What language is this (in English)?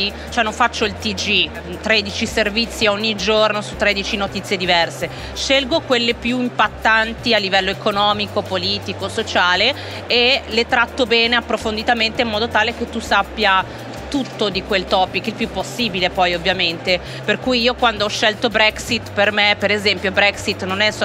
Italian